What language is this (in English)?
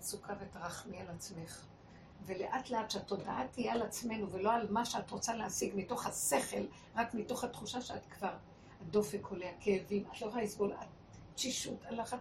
Hebrew